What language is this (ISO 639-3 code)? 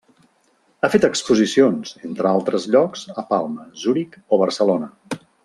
cat